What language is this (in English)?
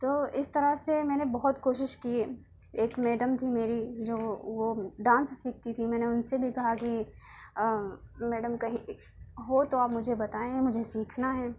Urdu